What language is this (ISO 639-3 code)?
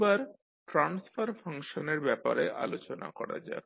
ben